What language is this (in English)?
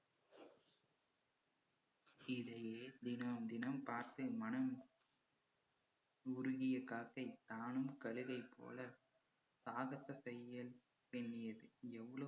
Tamil